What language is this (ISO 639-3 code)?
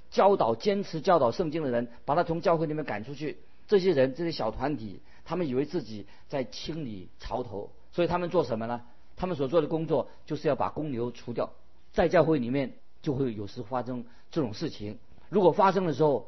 zho